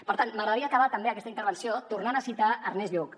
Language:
Catalan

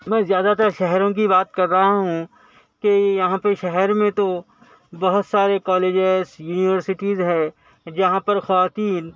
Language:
Urdu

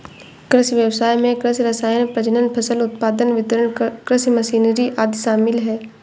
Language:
Hindi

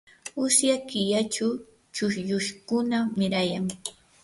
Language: Yanahuanca Pasco Quechua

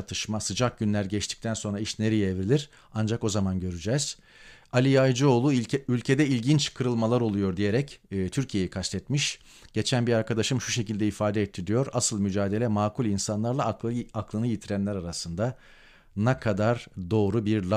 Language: Turkish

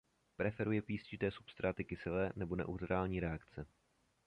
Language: Czech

